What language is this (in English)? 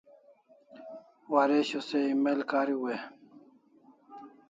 Kalasha